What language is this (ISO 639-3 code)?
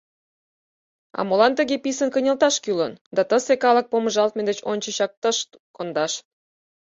chm